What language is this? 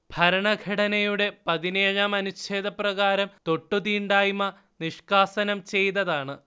Malayalam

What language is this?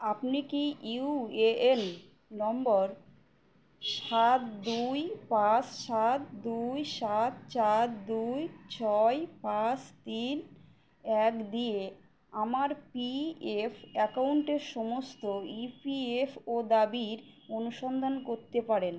Bangla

